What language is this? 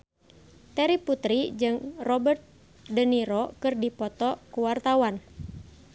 Sundanese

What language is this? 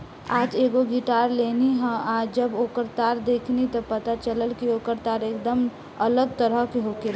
Bhojpuri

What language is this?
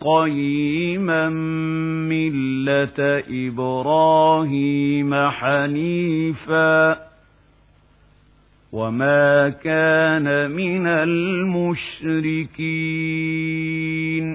Arabic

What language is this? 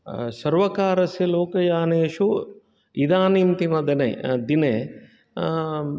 Sanskrit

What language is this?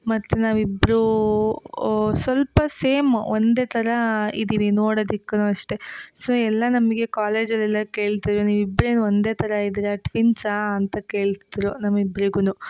Kannada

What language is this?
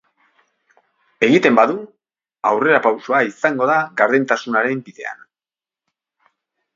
Basque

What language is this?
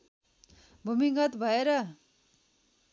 Nepali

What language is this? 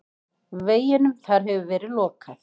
Icelandic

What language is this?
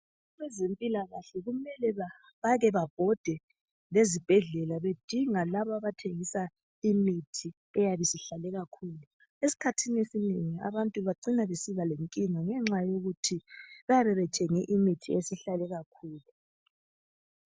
North Ndebele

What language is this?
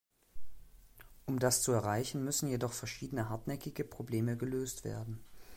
German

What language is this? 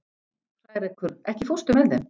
Icelandic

